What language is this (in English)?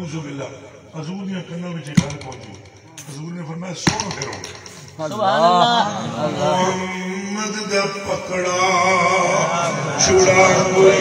Romanian